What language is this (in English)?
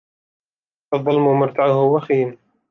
Arabic